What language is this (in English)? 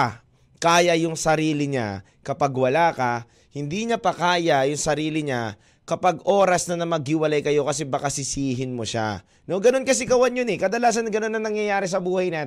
Filipino